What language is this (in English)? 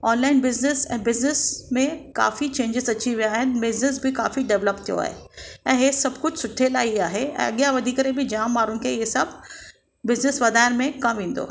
Sindhi